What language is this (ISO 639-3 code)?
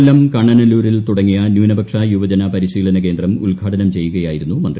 mal